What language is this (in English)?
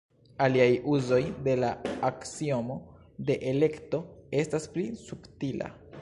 Esperanto